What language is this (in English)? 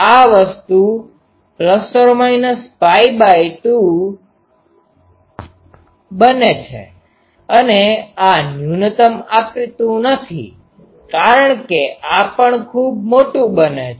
Gujarati